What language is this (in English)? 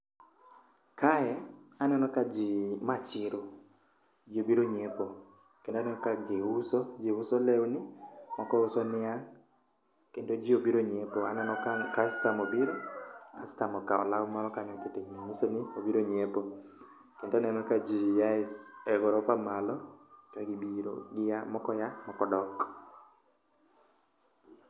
Luo (Kenya and Tanzania)